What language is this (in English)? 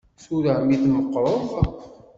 Kabyle